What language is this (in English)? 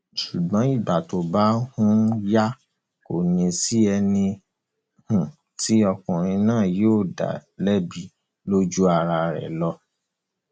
Yoruba